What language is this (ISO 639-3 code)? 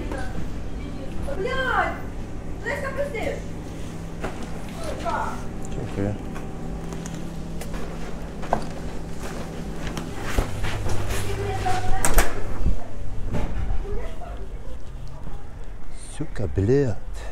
pol